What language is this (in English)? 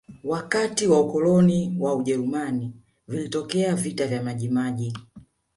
Swahili